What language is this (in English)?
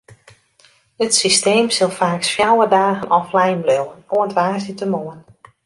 Western Frisian